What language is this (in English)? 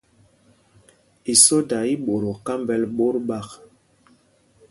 Mpumpong